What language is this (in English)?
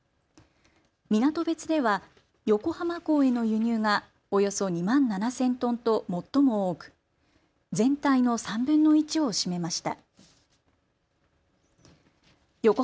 Japanese